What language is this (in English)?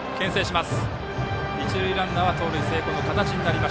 Japanese